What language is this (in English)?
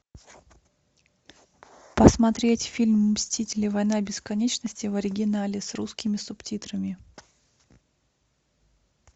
Russian